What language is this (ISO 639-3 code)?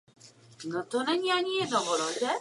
ces